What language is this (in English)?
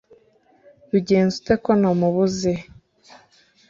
Kinyarwanda